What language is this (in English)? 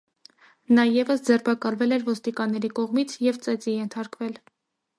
Armenian